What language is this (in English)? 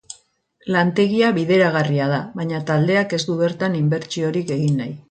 Basque